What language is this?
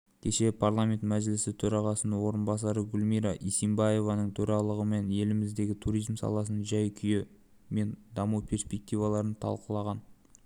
Kazakh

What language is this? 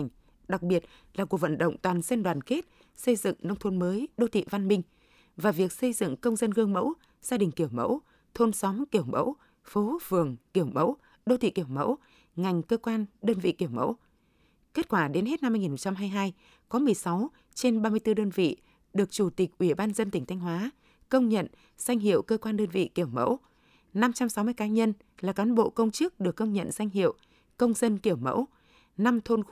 Vietnamese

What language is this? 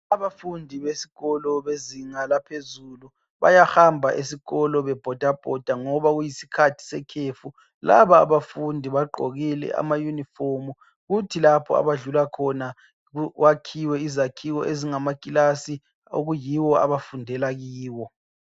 North Ndebele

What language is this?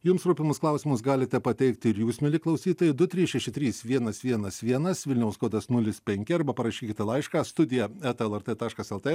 Lithuanian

